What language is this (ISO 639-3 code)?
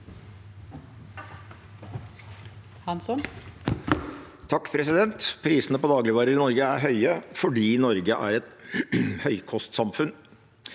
nor